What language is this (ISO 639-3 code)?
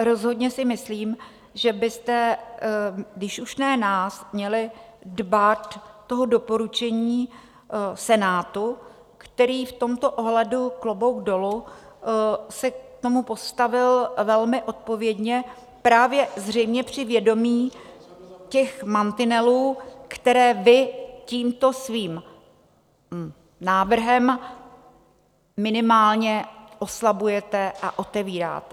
ces